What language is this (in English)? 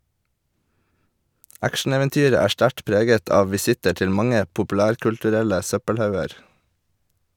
Norwegian